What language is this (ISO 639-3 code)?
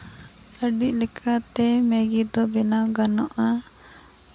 sat